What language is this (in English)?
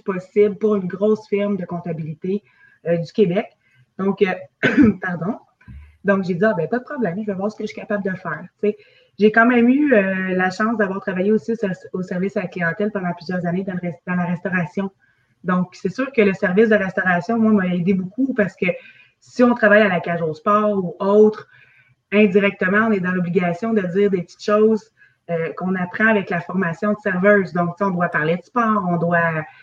French